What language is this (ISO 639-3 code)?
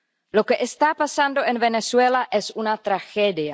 spa